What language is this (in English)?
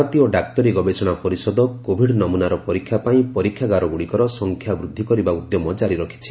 Odia